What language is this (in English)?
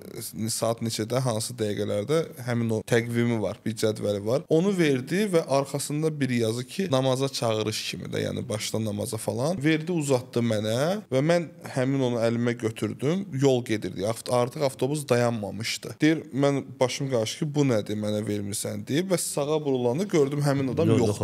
Turkish